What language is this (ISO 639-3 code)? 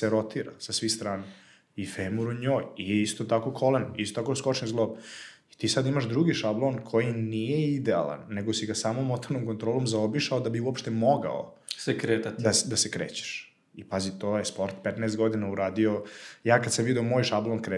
hrv